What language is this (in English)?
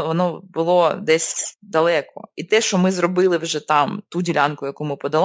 Ukrainian